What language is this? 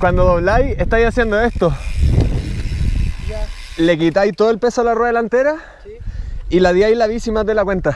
Spanish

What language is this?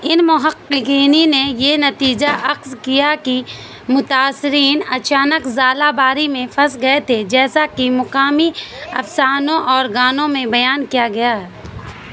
Urdu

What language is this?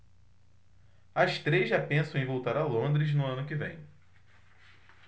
Portuguese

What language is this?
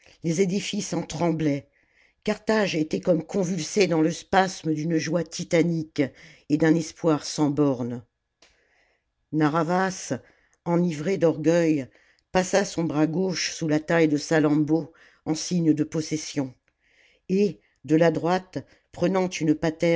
French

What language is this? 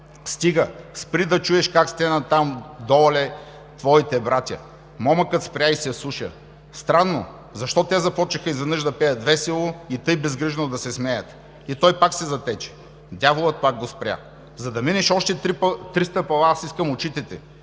Bulgarian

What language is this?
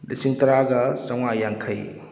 Manipuri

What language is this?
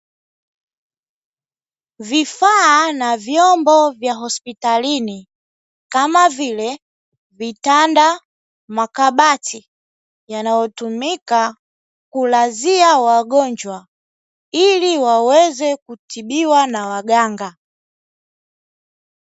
Swahili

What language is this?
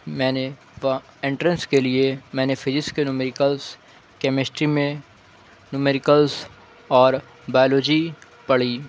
Urdu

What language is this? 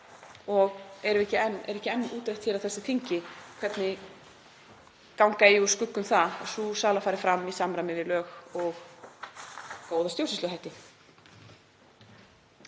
Icelandic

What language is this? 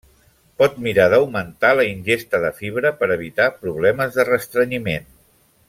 Catalan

